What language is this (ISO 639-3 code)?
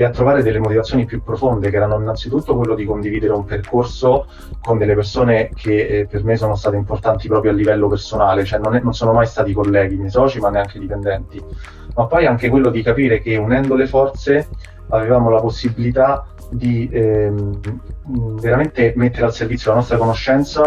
ita